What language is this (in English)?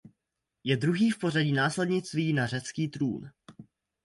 Czech